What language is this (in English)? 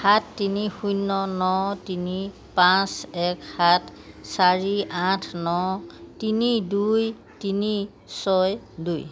Assamese